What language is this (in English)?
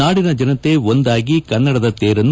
Kannada